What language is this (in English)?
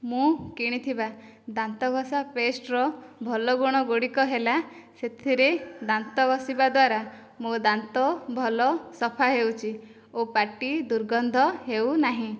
Odia